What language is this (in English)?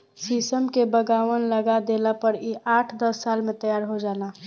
Bhojpuri